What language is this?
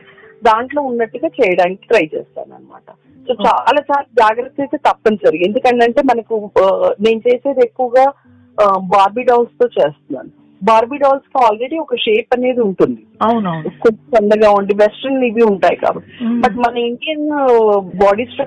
Telugu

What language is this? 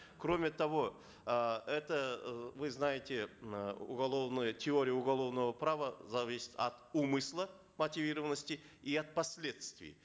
Kazakh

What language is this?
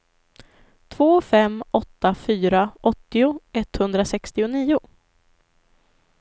Swedish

